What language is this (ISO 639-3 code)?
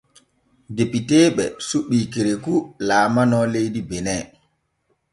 fue